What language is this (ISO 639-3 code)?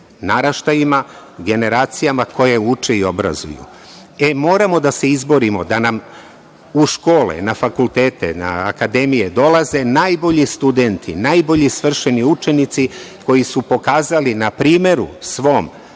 srp